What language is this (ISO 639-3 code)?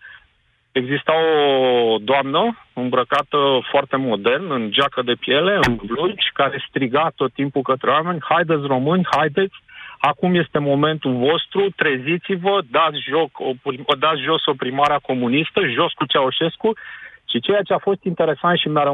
ron